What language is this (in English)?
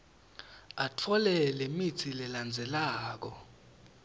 Swati